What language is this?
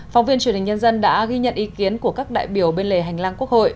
Vietnamese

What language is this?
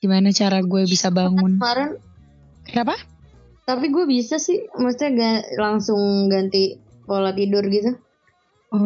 Indonesian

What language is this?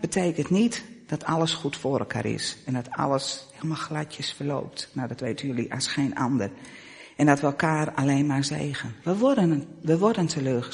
Dutch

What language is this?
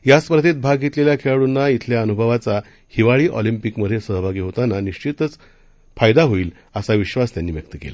Marathi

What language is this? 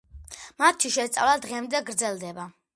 Georgian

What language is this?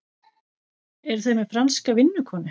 Icelandic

